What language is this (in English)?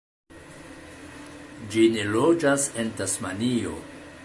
Esperanto